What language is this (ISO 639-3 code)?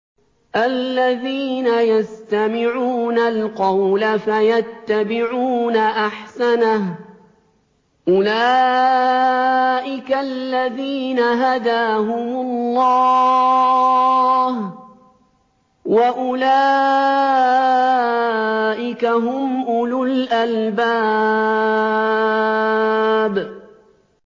ara